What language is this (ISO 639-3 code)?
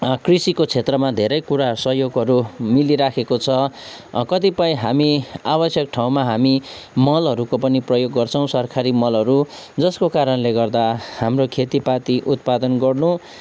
nep